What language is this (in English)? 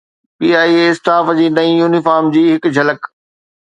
Sindhi